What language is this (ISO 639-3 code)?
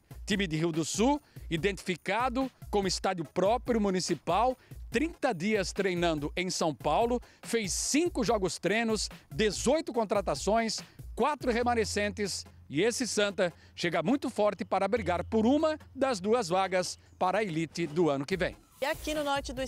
por